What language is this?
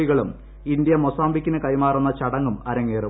Malayalam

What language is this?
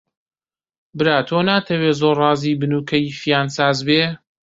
Central Kurdish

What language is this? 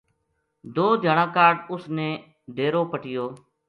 Gujari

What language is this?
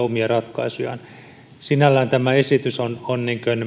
Finnish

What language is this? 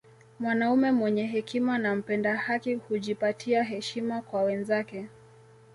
Swahili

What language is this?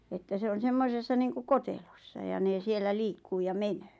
Finnish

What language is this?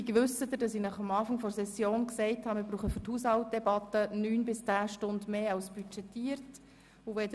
Swiss German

